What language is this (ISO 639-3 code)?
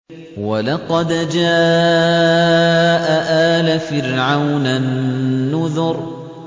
ara